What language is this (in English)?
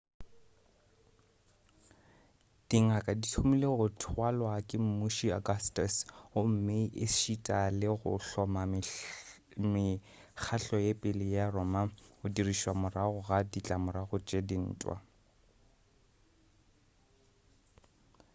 Northern Sotho